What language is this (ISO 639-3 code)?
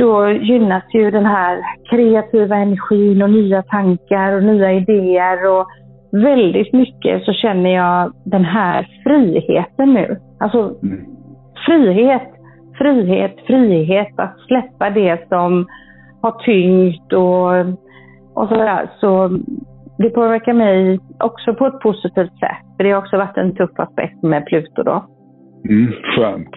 swe